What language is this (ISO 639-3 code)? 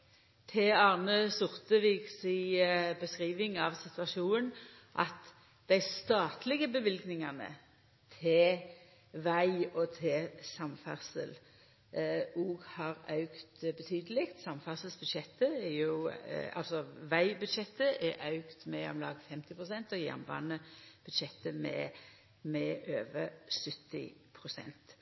nno